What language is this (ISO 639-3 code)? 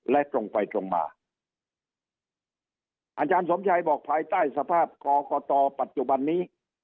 tha